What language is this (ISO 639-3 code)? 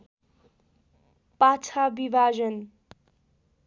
nep